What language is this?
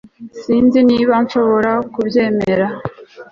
Kinyarwanda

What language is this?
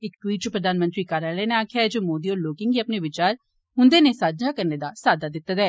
Dogri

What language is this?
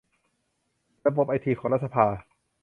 Thai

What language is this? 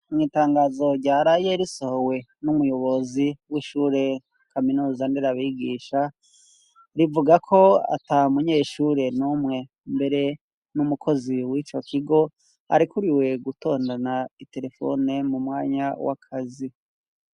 Rundi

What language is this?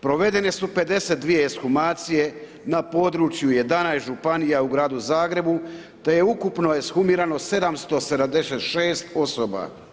Croatian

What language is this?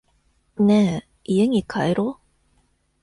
Japanese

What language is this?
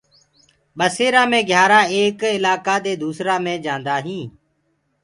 Gurgula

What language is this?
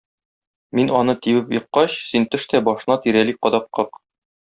Tatar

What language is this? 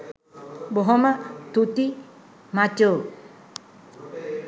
Sinhala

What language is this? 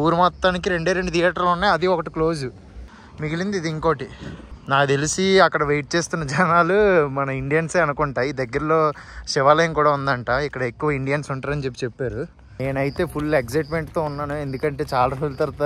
Telugu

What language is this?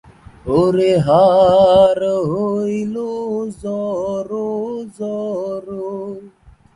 Bangla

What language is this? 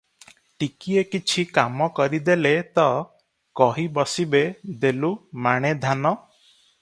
Odia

